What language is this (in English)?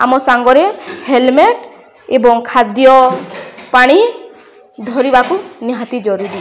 Odia